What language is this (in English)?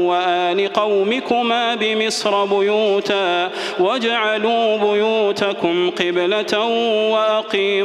Arabic